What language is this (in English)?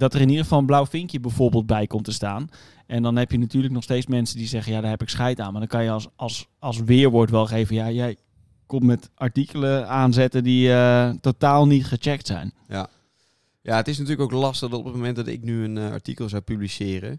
Dutch